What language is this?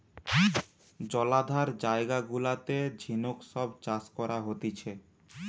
Bangla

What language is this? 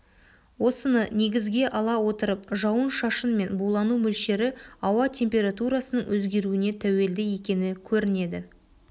Kazakh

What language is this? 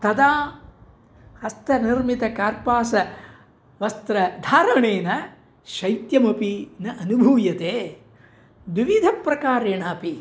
Sanskrit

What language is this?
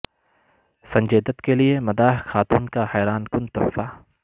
Urdu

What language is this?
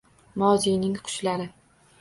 Uzbek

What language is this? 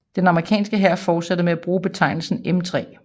Danish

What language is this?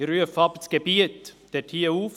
Swiss German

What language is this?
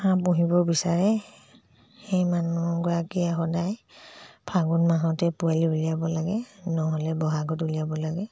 Assamese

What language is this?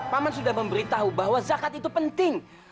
Indonesian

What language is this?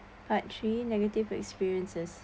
English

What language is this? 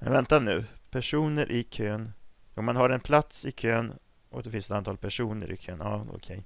Swedish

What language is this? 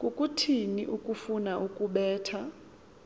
Xhosa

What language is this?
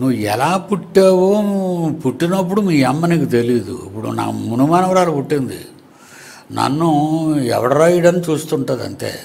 Telugu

